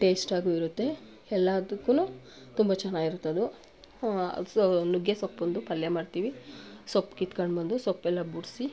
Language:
Kannada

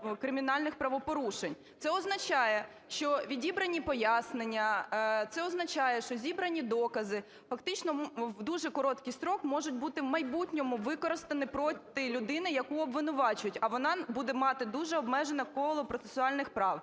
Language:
Ukrainian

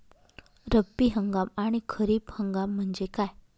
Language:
Marathi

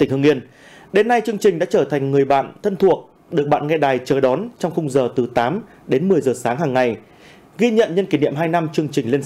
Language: Vietnamese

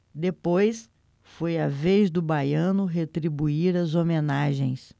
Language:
Portuguese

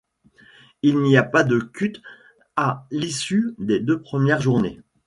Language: French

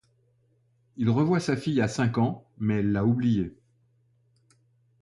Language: French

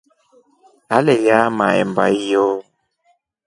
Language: Rombo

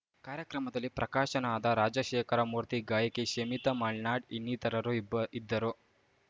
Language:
Kannada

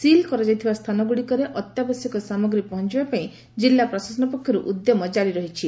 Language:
Odia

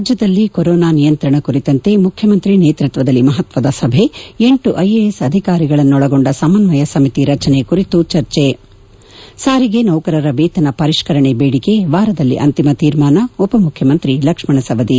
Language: Kannada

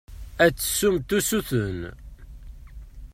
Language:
Kabyle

